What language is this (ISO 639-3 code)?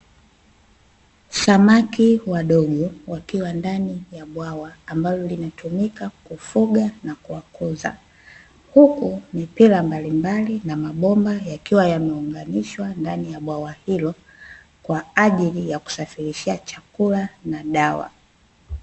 swa